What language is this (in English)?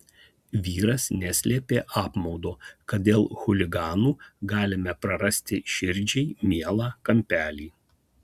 Lithuanian